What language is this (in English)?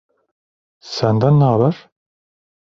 Turkish